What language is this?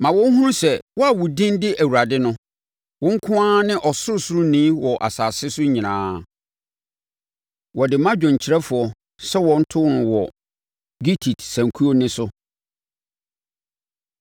Akan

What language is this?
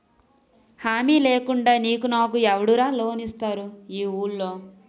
Telugu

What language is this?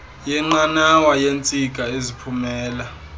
Xhosa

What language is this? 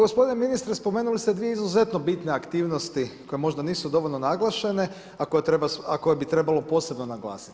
Croatian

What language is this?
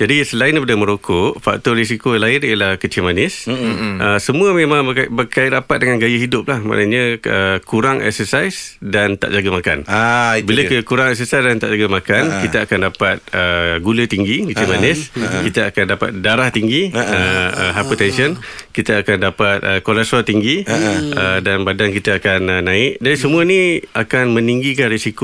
Malay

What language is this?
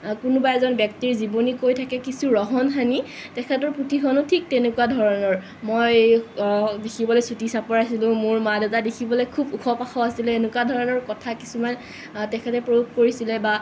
Assamese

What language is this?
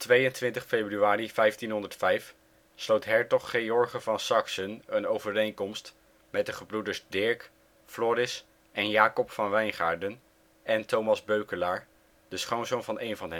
Dutch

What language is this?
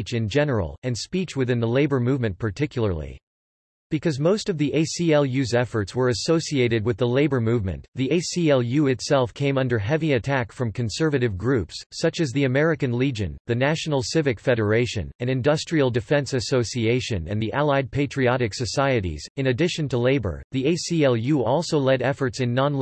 English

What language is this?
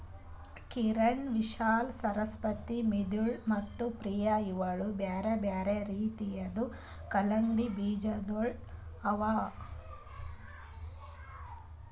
Kannada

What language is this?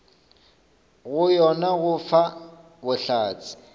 Northern Sotho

